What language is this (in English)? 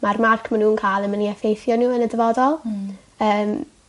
Welsh